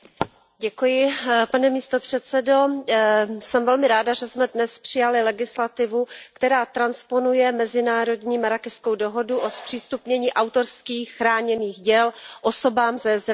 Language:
Czech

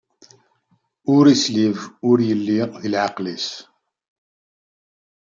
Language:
Kabyle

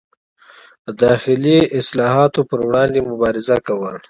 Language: Pashto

